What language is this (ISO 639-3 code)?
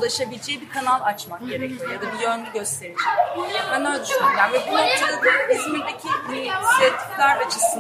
tur